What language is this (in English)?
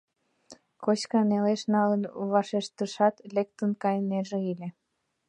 Mari